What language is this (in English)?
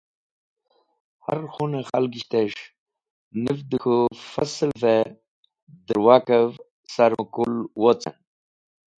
Wakhi